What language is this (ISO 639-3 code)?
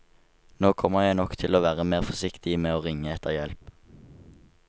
nor